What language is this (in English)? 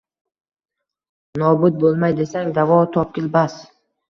Uzbek